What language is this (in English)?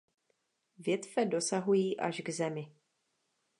Czech